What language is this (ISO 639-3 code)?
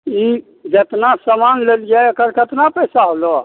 mai